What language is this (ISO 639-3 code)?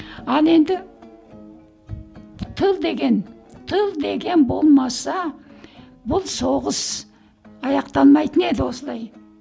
kaz